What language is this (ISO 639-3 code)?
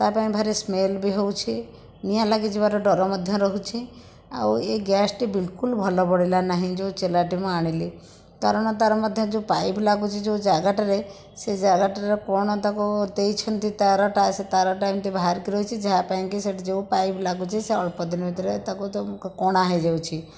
ori